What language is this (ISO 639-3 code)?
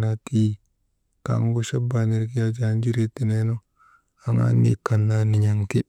mde